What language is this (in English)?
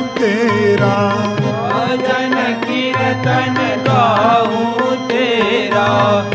Hindi